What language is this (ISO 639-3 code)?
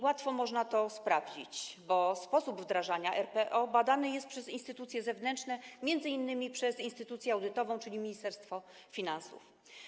pol